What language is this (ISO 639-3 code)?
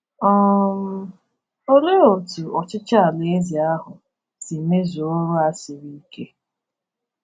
ibo